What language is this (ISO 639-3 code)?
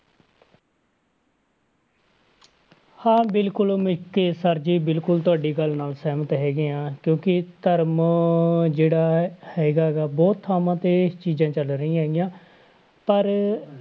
pan